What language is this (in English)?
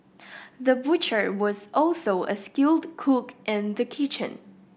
English